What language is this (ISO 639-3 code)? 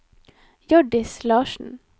nor